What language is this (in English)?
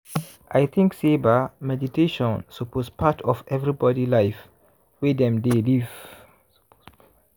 Nigerian Pidgin